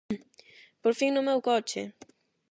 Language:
Galician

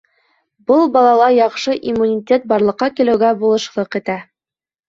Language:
Bashkir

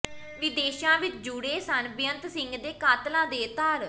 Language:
Punjabi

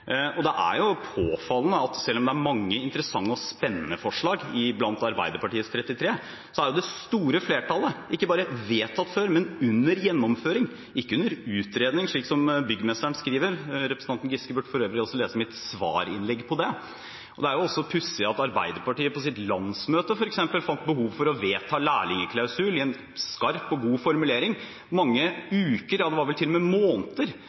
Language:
Norwegian Bokmål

